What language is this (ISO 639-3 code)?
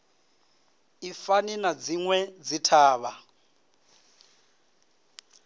ven